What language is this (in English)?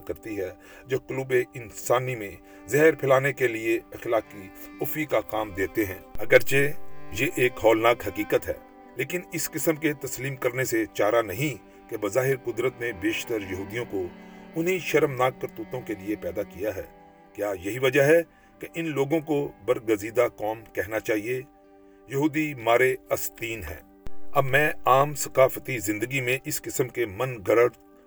Urdu